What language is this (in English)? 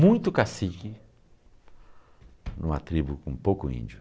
Portuguese